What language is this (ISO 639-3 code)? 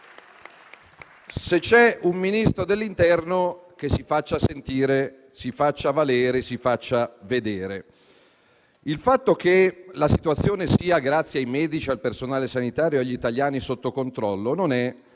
ita